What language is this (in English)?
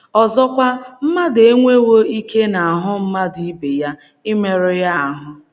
Igbo